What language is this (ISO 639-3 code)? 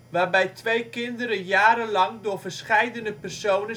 nld